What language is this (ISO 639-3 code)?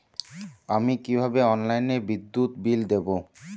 ben